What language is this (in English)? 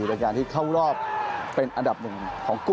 Thai